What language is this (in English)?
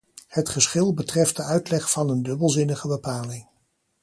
Dutch